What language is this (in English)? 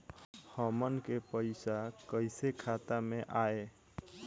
Bhojpuri